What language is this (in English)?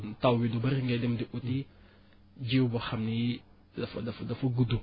Wolof